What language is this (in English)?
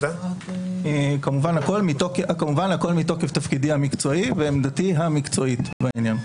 Hebrew